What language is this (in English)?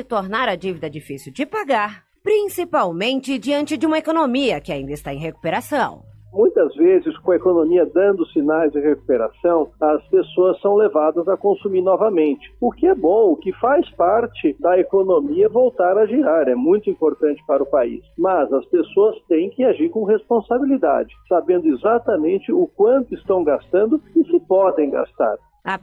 Portuguese